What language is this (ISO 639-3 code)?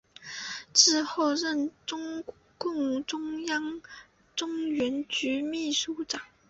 zho